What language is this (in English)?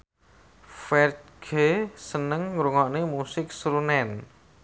Javanese